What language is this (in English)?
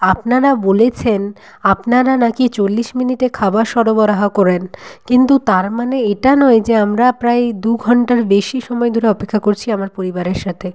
Bangla